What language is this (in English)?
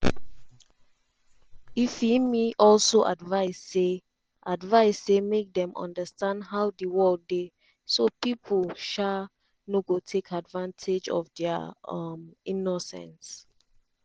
Nigerian Pidgin